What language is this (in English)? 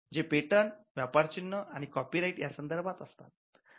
Marathi